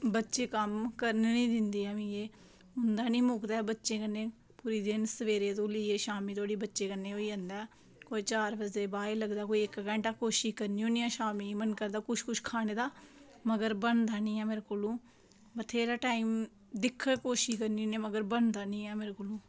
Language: Dogri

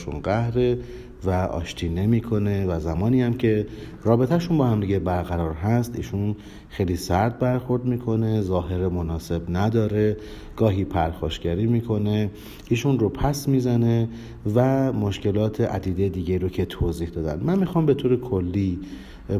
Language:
Persian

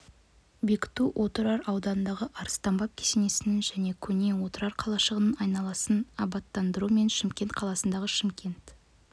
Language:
Kazakh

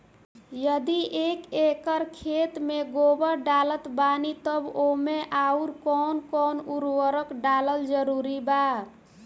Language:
Bhojpuri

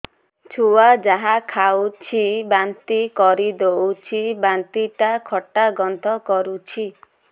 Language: Odia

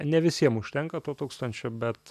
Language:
Lithuanian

